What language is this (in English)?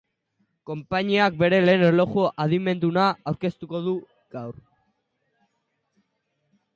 Basque